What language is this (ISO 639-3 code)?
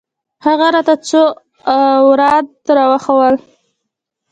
pus